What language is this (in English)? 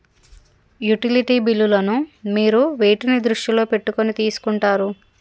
Telugu